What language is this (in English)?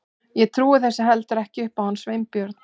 Icelandic